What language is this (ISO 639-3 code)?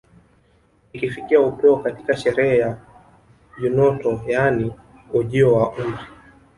swa